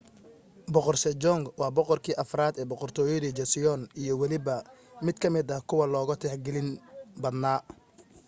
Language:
Somali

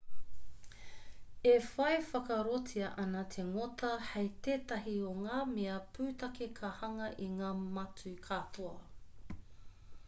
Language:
Māori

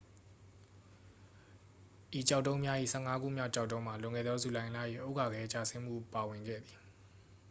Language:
Burmese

